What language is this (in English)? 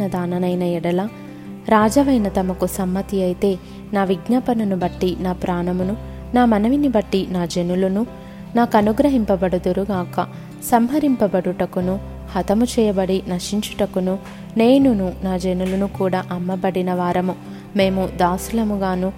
Telugu